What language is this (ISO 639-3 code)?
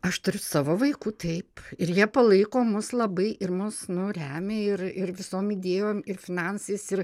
lit